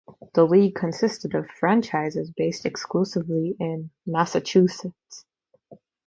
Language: English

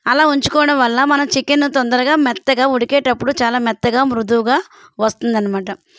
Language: Telugu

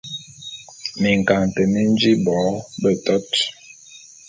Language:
Bulu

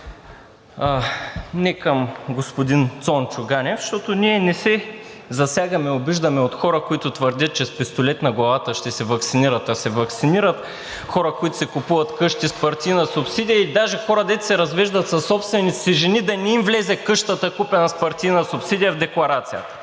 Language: Bulgarian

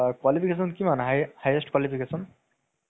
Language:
Assamese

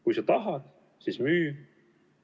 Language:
Estonian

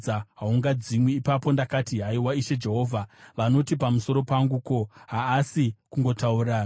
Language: Shona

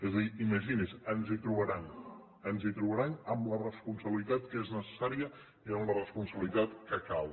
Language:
Catalan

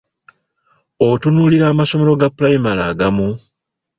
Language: Ganda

